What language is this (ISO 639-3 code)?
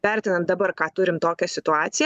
lit